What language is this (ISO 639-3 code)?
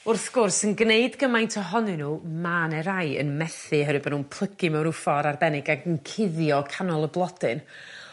cym